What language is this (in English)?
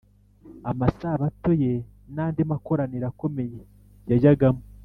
Kinyarwanda